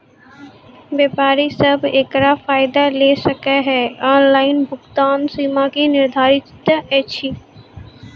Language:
Maithili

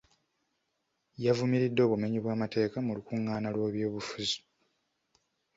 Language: Ganda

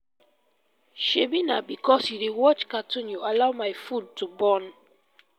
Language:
Nigerian Pidgin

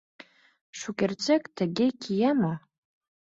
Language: Mari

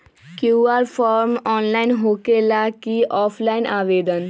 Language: Magahi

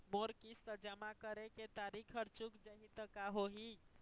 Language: Chhattisgarhi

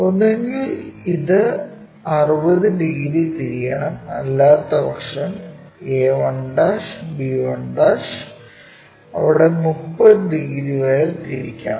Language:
Malayalam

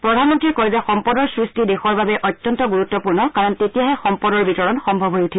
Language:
Assamese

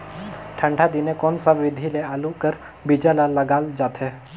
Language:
Chhattisgarhi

